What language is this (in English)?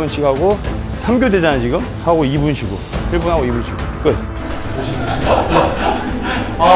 Korean